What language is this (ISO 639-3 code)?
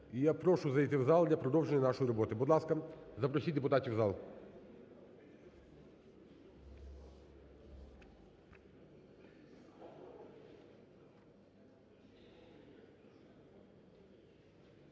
ukr